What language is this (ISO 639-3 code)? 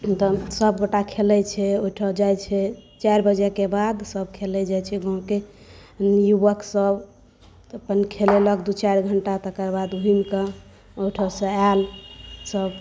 mai